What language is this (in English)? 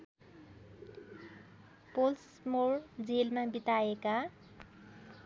Nepali